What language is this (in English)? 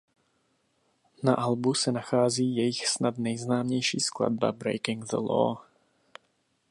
Czech